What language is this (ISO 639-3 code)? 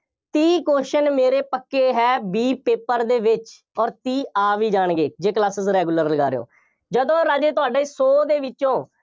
pan